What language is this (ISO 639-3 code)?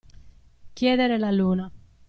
ita